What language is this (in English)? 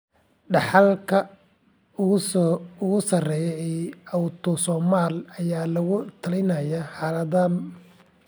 Somali